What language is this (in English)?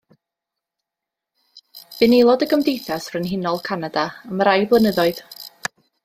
Welsh